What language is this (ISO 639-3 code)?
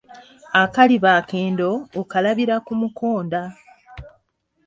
lug